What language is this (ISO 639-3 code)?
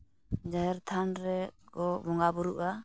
sat